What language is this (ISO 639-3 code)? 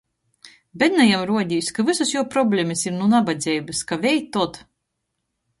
ltg